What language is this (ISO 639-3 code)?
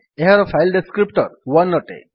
ori